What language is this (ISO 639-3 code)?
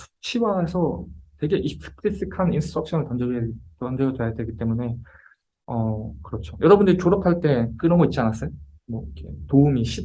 kor